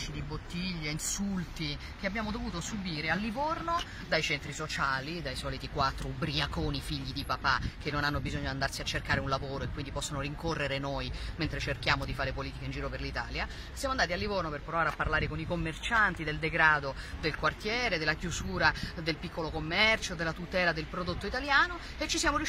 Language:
Italian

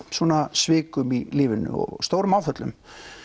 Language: Icelandic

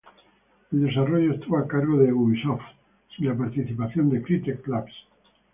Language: Spanish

